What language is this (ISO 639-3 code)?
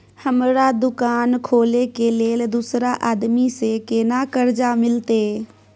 mai